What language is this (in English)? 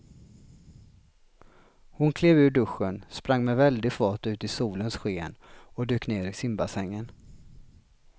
Swedish